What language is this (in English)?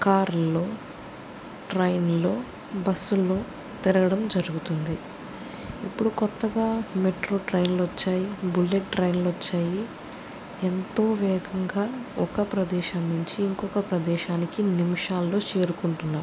Telugu